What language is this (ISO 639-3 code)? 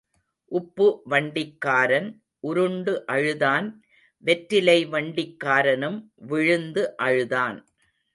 tam